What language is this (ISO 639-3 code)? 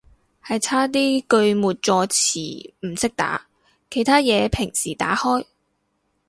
yue